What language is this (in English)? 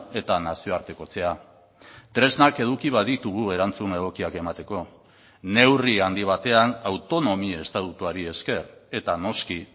Basque